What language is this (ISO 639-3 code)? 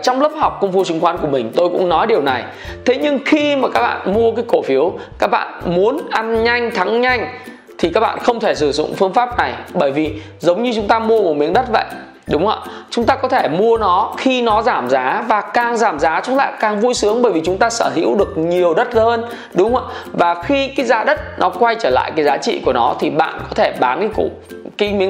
vie